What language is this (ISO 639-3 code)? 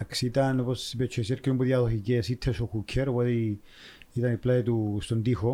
ell